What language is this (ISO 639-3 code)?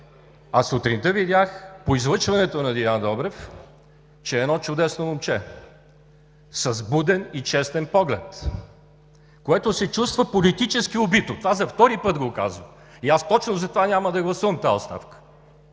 bul